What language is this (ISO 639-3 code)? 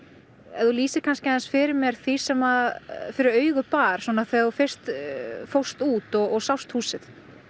isl